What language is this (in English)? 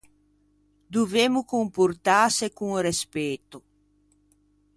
Ligurian